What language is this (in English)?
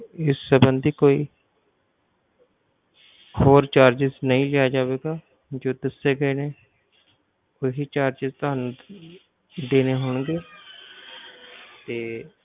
Punjabi